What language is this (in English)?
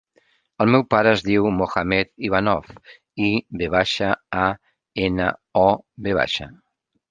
Catalan